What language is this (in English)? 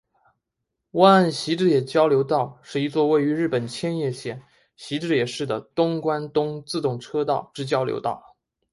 Chinese